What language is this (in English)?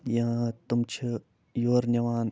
Kashmiri